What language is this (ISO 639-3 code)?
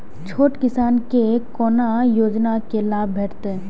mai